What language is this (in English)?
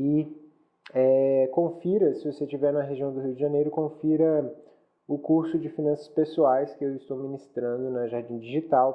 Portuguese